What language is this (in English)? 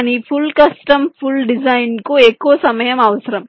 Telugu